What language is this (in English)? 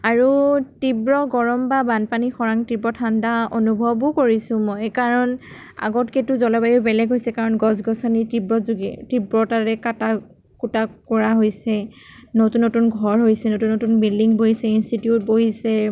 Assamese